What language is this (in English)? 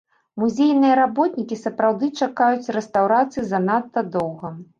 Belarusian